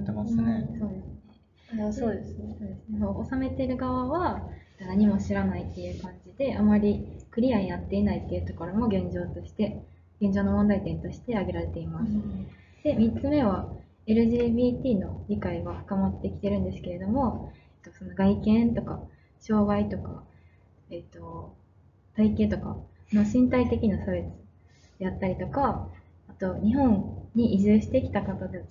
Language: Japanese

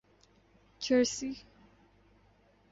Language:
Urdu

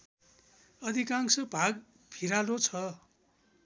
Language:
Nepali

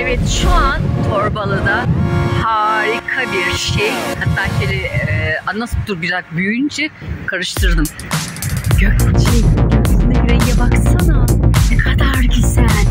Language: Turkish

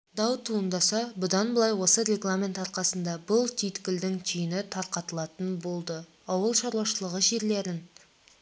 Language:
Kazakh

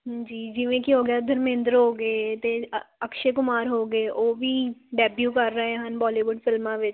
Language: Punjabi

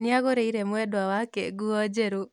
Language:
Kikuyu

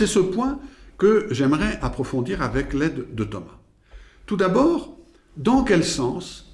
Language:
French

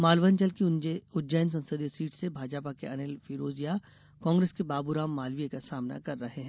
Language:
Hindi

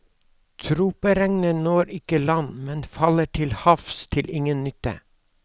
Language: Norwegian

